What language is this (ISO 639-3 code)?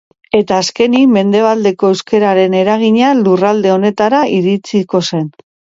eus